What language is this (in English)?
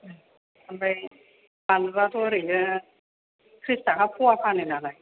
Bodo